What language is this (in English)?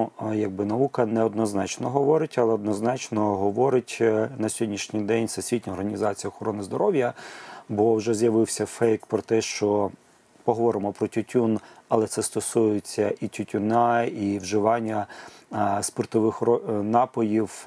Ukrainian